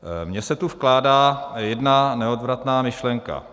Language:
Czech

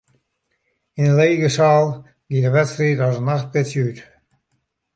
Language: Western Frisian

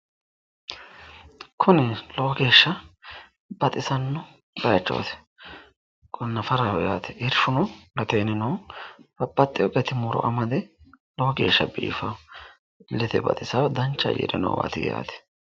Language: Sidamo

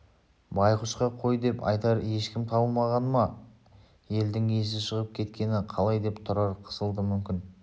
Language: Kazakh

